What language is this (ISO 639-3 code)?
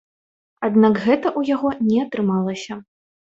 bel